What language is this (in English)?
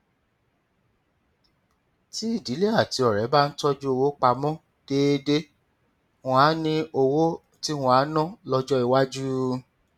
Yoruba